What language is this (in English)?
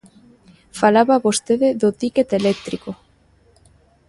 Galician